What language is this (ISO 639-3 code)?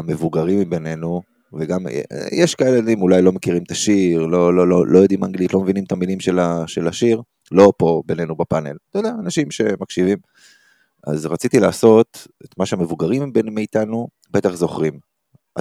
heb